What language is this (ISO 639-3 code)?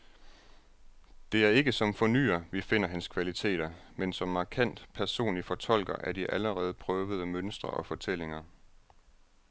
dan